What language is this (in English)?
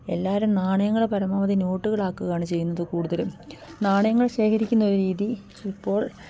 Malayalam